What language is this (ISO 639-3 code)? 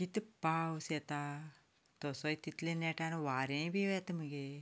kok